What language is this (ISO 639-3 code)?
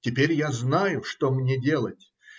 rus